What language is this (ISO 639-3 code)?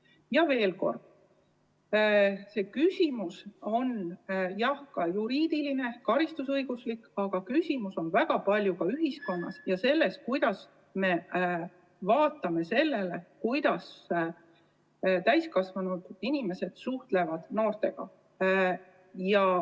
est